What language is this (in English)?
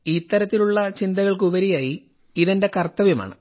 Malayalam